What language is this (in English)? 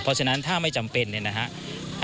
Thai